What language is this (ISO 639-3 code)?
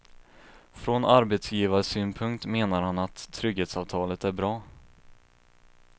swe